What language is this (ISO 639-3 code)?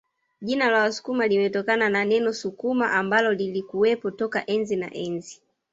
swa